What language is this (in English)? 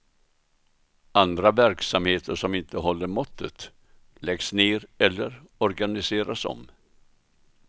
Swedish